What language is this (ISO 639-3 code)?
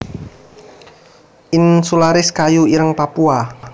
jav